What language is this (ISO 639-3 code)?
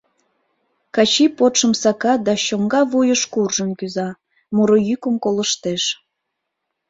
chm